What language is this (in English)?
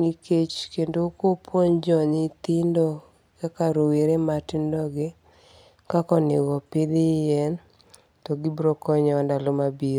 Luo (Kenya and Tanzania)